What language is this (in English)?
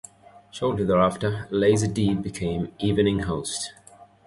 English